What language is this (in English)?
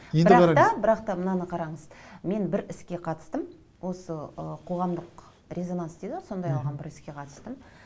Kazakh